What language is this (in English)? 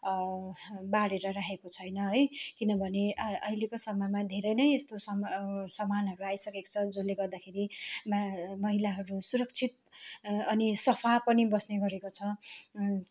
Nepali